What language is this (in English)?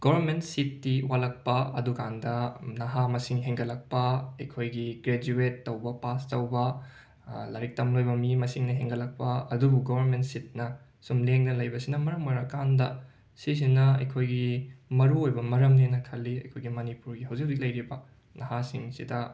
Manipuri